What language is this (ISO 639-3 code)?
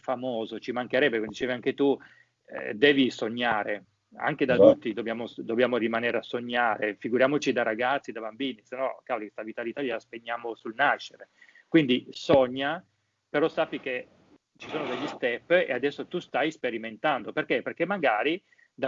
ita